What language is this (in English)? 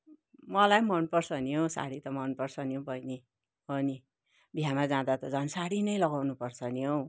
Nepali